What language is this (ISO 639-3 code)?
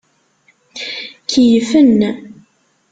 kab